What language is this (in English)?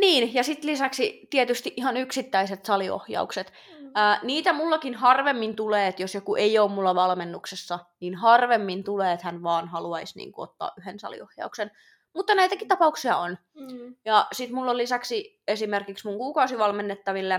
Finnish